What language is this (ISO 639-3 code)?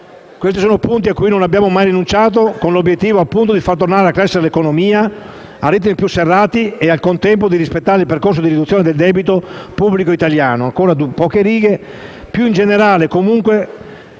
ita